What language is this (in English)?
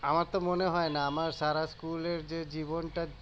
Bangla